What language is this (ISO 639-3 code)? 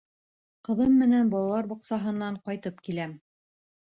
bak